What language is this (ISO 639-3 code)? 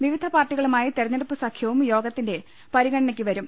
mal